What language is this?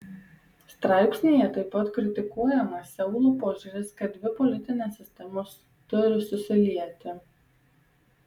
Lithuanian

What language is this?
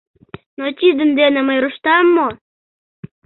Mari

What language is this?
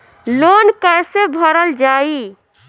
Bhojpuri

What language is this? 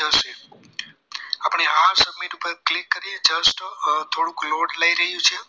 Gujarati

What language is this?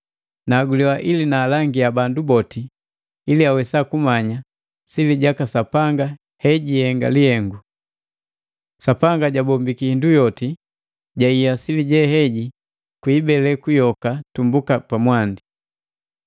Matengo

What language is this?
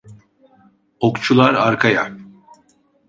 Turkish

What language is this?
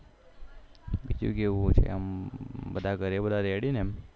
Gujarati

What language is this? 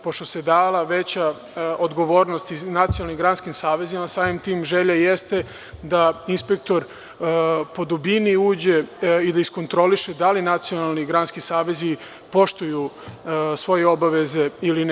Serbian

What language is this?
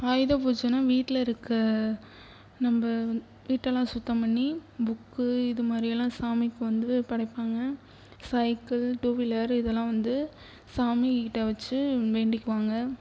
Tamil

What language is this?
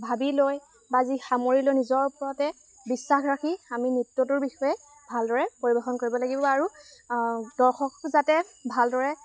Assamese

